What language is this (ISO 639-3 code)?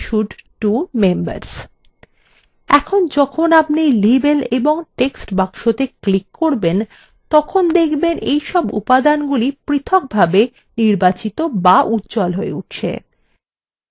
ben